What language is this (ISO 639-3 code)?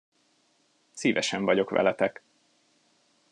hun